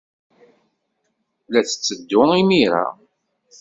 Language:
Kabyle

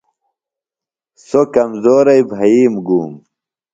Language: Phalura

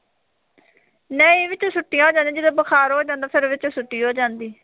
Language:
Punjabi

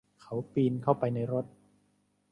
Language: Thai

